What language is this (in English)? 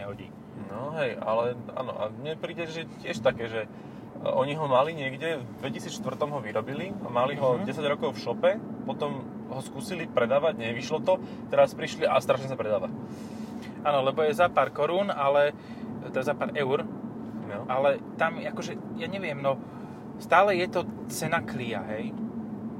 Slovak